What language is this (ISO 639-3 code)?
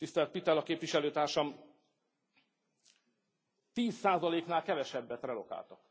hun